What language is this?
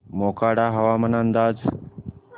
Marathi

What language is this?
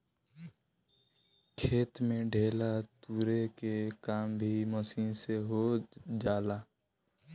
Bhojpuri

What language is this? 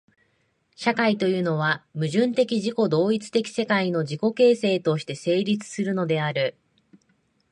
Japanese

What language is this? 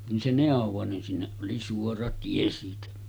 Finnish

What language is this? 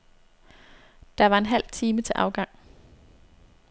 Danish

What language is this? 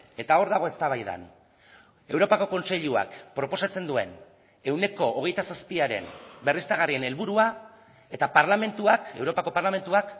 Basque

